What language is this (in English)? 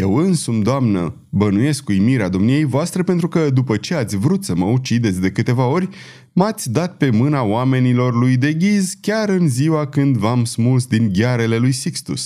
Romanian